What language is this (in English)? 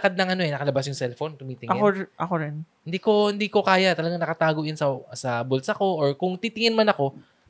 Filipino